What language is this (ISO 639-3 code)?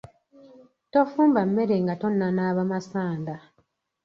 lug